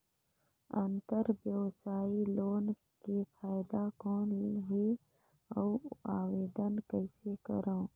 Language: Chhattisgarhi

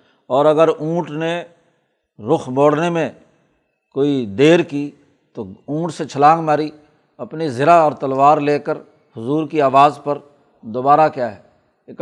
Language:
Urdu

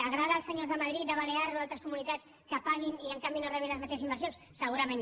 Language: Catalan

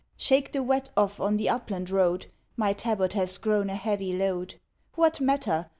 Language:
English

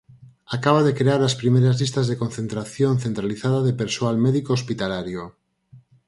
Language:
Galician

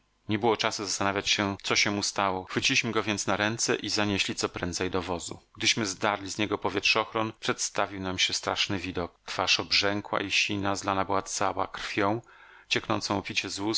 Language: Polish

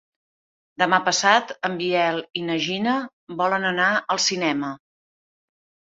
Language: Catalan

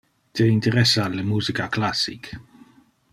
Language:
Interlingua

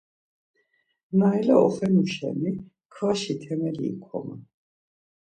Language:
Laz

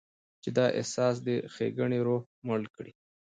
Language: Pashto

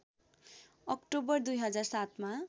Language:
Nepali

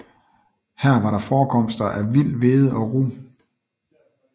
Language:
Danish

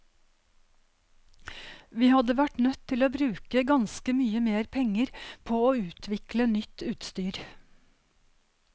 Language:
Norwegian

